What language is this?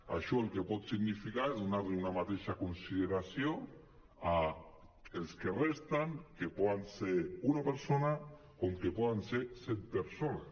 Catalan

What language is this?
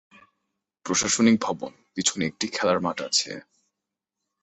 Bangla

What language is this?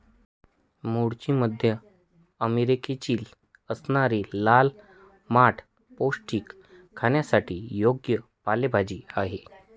Marathi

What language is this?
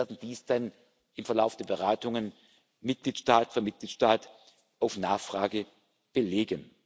German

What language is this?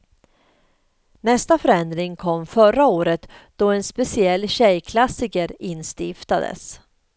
Swedish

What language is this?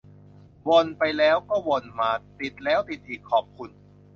Thai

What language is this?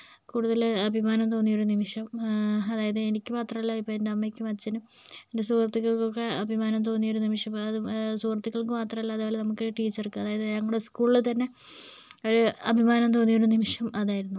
Malayalam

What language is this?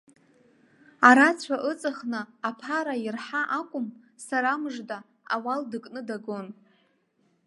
Abkhazian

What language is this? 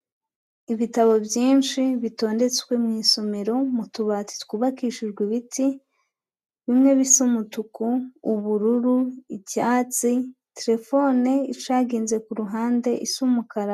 Kinyarwanda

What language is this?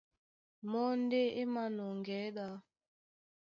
Duala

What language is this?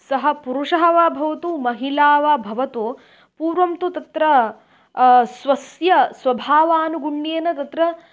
Sanskrit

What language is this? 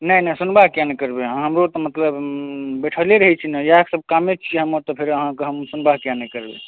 Maithili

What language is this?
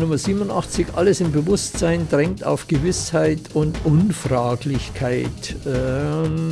German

